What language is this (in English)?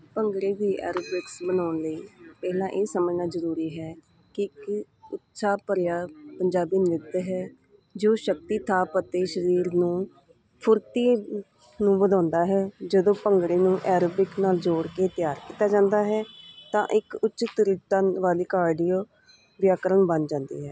Punjabi